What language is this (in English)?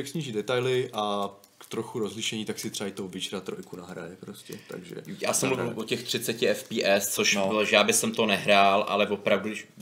Czech